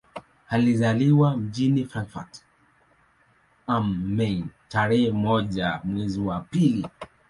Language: Swahili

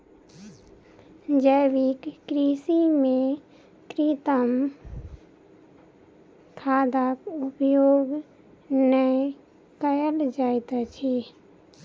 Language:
Maithili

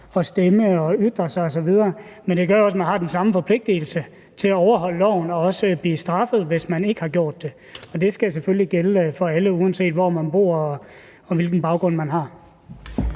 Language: Danish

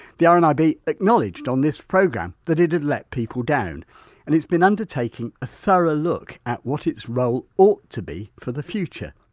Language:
English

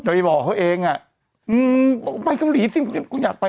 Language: Thai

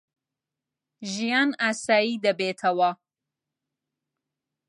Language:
Central Kurdish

